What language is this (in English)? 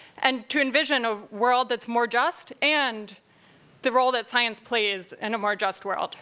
English